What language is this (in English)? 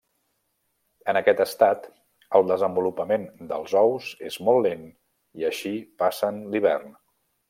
Catalan